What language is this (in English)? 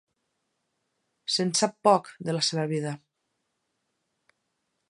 Catalan